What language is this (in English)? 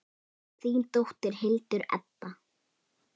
Icelandic